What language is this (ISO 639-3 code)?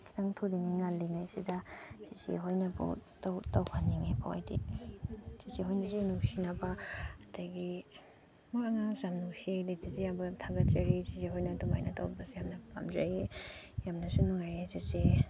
mni